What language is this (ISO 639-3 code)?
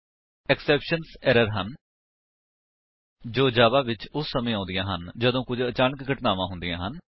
pan